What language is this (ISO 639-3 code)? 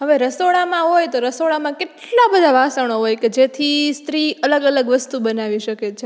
guj